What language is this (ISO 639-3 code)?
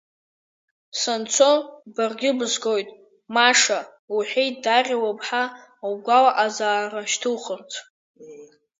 abk